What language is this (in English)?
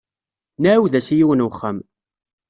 Kabyle